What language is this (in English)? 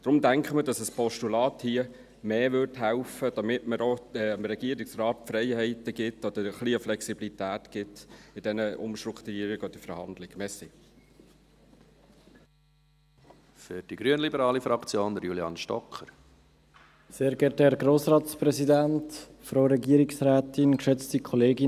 Swiss German